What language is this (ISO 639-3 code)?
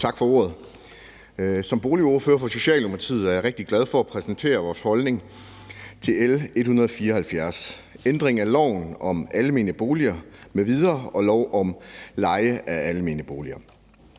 dan